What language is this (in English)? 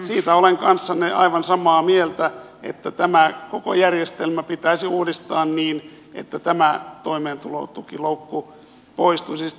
Finnish